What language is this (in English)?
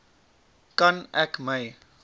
Afrikaans